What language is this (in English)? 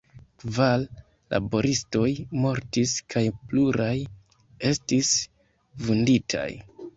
Esperanto